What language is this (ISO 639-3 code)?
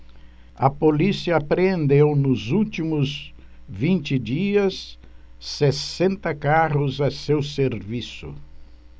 por